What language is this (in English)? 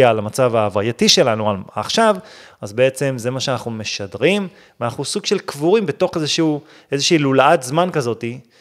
Hebrew